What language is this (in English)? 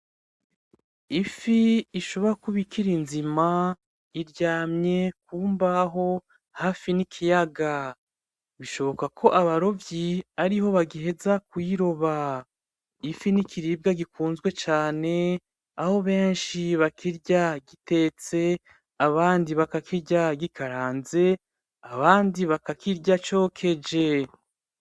Rundi